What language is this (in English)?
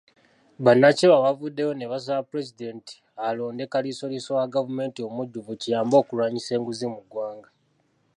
Ganda